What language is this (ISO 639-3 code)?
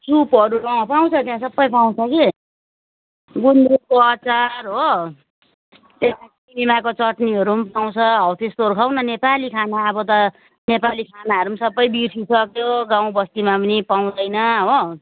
nep